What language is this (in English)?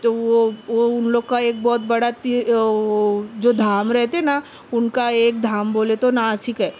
Urdu